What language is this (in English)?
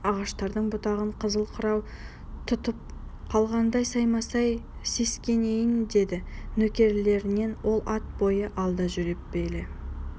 Kazakh